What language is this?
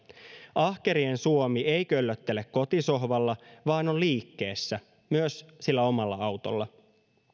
Finnish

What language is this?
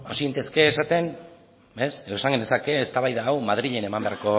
Basque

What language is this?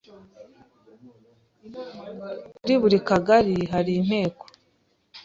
Kinyarwanda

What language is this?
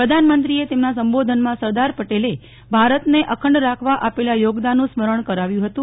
Gujarati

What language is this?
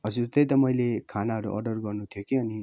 Nepali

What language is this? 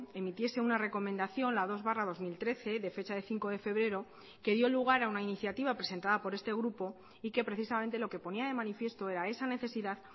Spanish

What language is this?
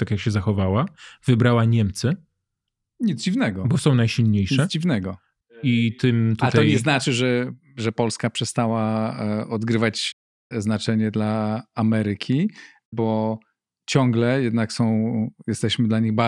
Polish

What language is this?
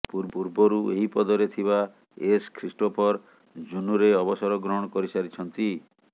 Odia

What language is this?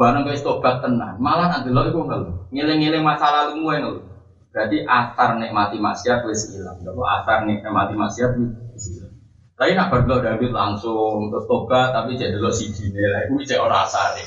Malay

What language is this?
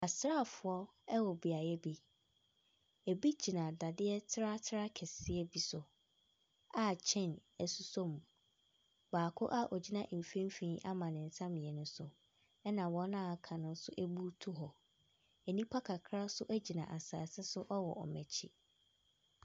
Akan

